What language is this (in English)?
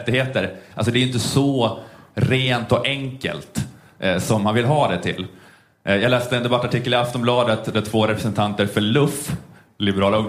Swedish